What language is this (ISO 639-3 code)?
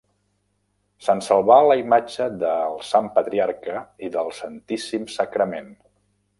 cat